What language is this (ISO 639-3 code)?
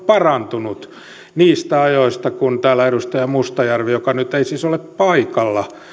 fin